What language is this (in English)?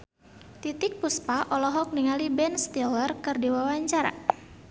Sundanese